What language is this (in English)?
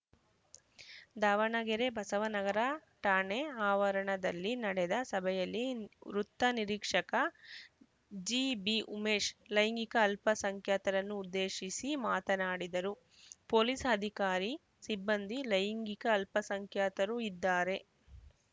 Kannada